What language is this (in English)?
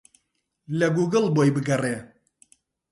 Central Kurdish